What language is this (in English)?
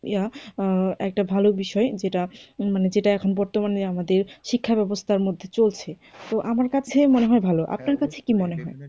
Bangla